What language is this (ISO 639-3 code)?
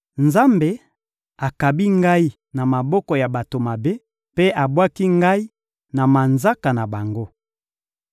lin